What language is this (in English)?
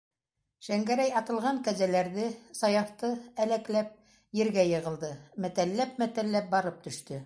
Bashkir